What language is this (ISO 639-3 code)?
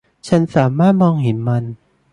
tha